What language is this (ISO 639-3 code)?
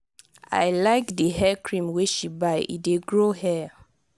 pcm